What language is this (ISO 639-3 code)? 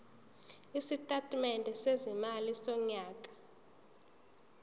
zul